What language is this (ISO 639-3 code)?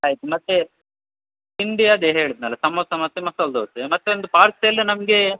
kan